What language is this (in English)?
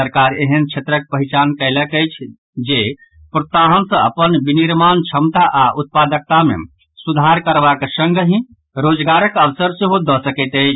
Maithili